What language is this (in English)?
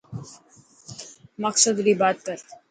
Dhatki